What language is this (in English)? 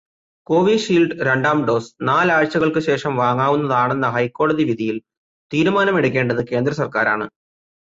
Malayalam